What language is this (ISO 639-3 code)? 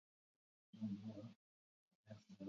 eus